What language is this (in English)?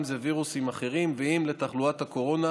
Hebrew